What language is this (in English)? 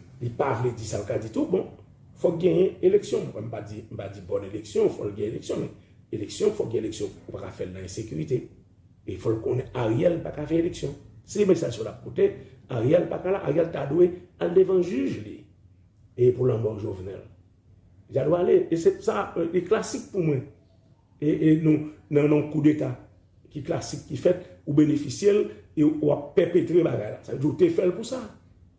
French